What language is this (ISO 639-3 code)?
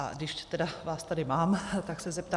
ces